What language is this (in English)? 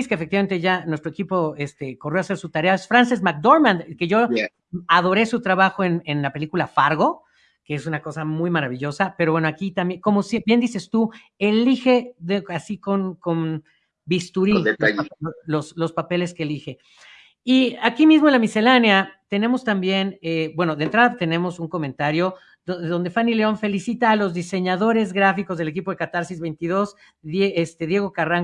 Spanish